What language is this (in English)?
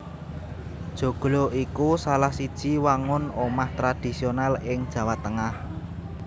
Javanese